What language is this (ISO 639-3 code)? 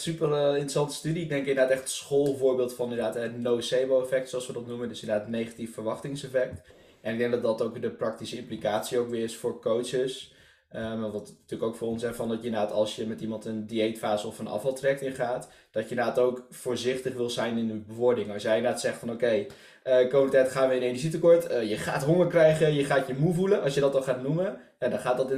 nld